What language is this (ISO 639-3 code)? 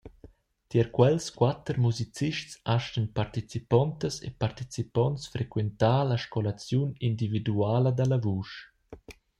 roh